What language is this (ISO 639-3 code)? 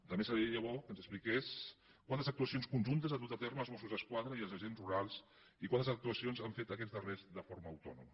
cat